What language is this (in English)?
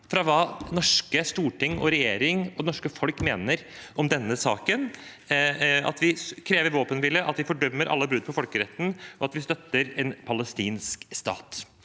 Norwegian